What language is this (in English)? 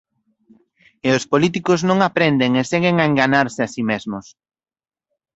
Galician